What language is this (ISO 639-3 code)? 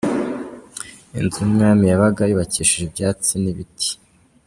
kin